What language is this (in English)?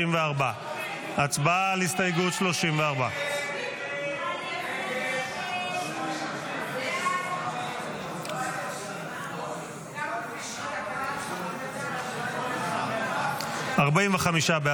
Hebrew